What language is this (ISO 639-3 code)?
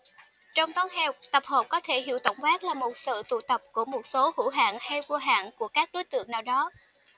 vie